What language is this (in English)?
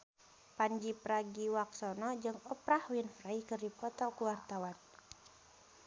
Sundanese